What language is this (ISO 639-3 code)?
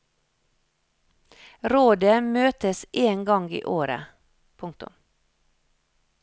nor